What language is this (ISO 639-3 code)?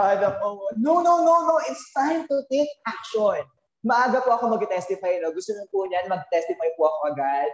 fil